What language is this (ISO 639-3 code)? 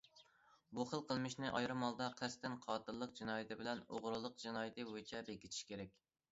uig